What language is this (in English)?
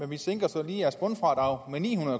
Danish